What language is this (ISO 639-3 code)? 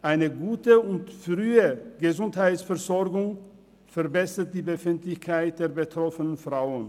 gsw